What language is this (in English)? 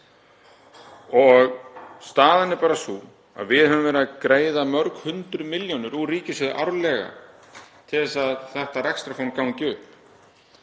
Icelandic